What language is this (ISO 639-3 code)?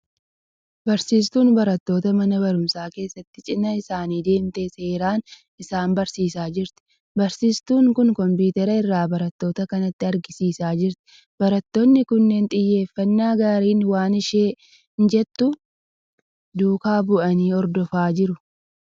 orm